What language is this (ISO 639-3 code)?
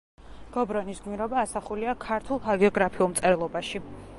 kat